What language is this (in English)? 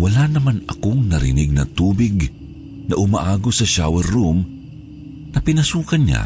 Filipino